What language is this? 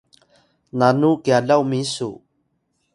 Atayal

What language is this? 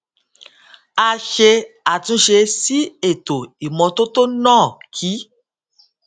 Yoruba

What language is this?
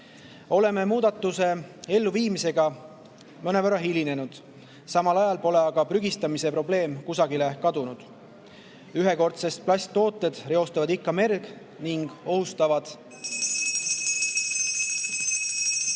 Estonian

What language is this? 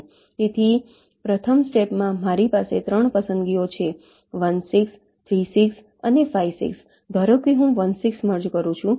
Gujarati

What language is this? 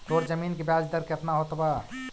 Magahi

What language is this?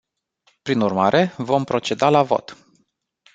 Romanian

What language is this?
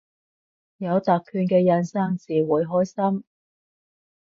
Cantonese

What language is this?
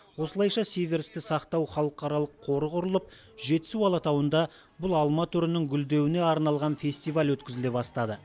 Kazakh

